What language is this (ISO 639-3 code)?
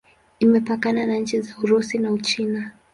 swa